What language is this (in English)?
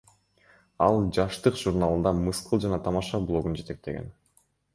Kyrgyz